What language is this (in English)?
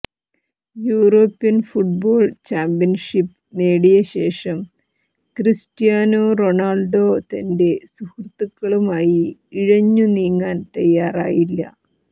Malayalam